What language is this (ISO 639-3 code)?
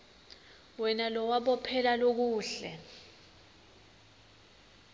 ssw